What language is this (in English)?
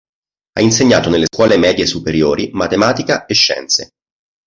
Italian